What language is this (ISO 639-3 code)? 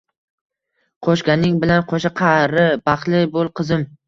uzb